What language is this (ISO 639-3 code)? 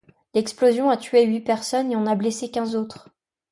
fra